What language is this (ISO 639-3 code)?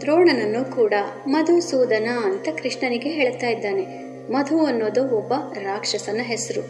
kan